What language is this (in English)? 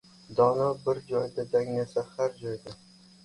Uzbek